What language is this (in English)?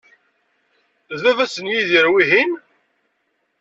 Kabyle